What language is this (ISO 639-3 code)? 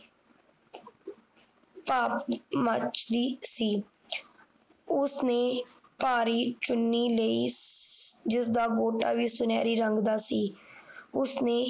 pan